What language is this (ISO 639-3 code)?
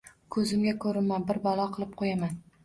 uzb